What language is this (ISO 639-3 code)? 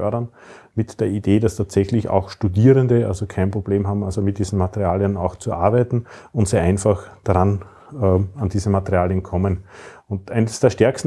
deu